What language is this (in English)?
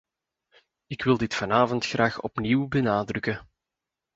Dutch